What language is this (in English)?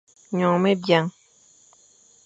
Fang